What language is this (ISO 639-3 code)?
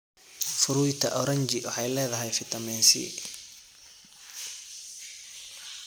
som